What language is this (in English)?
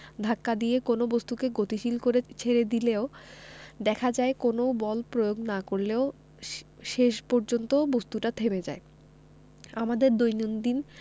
Bangla